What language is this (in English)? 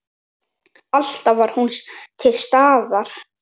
Icelandic